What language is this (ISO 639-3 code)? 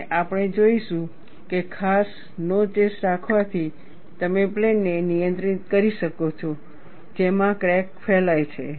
guj